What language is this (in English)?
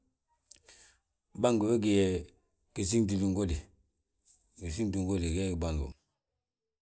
Balanta-Ganja